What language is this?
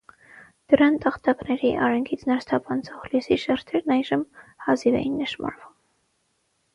Armenian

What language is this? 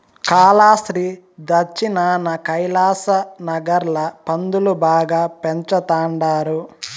Telugu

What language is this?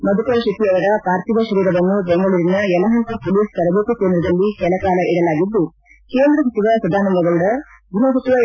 Kannada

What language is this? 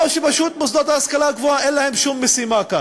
Hebrew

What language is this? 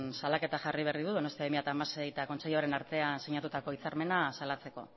Basque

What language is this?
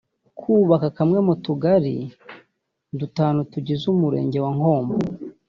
Kinyarwanda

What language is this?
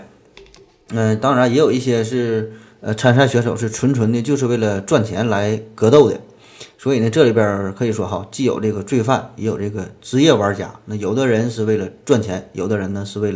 Chinese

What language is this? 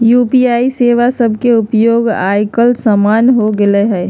Magahi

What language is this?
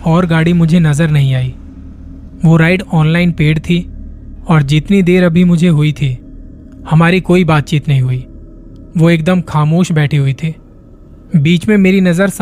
Hindi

